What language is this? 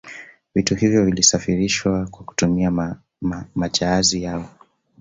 Swahili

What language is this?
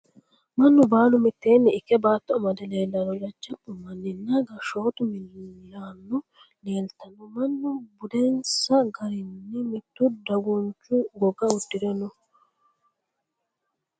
Sidamo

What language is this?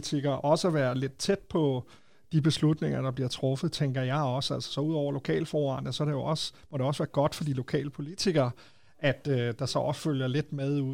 Danish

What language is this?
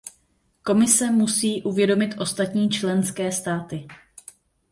Czech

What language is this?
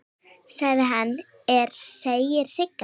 Icelandic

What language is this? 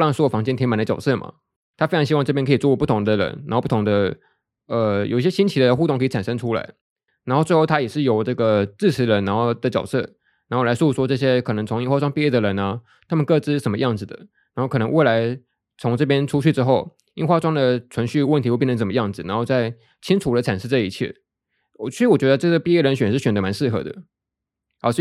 Chinese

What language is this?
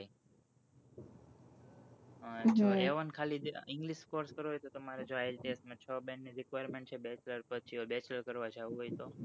Gujarati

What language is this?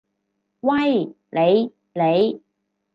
Cantonese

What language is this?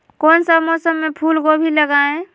Magahi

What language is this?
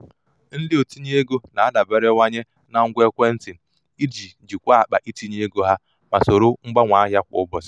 Igbo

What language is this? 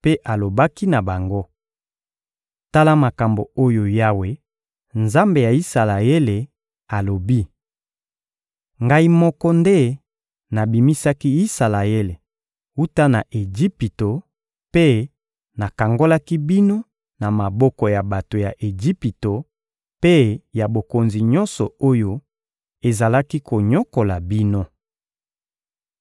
Lingala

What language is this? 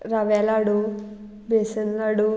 Konkani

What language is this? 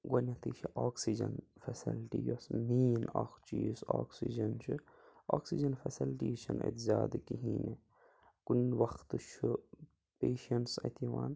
Kashmiri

